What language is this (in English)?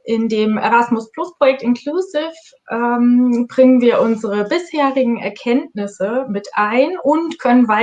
German